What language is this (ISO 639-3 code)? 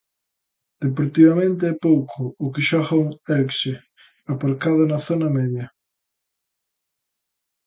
glg